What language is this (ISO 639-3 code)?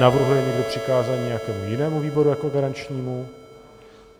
ces